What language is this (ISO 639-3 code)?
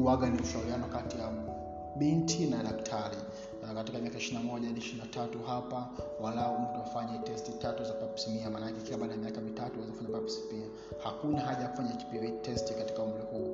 swa